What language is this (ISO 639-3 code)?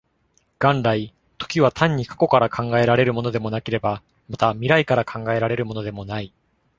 jpn